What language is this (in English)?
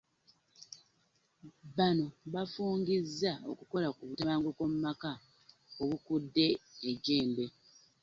Ganda